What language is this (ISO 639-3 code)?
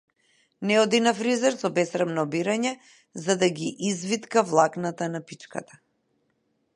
mkd